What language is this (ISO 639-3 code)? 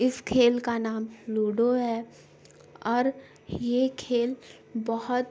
urd